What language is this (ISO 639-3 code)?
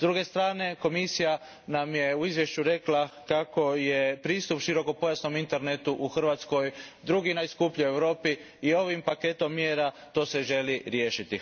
hrv